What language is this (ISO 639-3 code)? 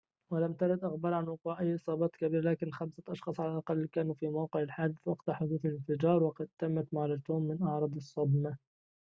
ara